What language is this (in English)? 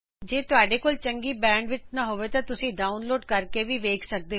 Punjabi